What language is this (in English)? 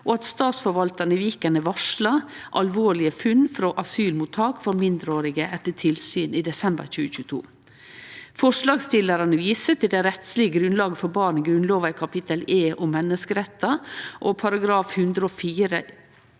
Norwegian